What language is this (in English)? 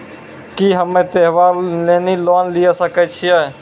Maithili